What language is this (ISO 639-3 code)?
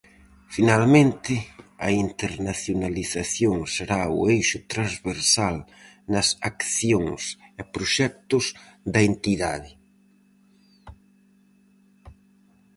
glg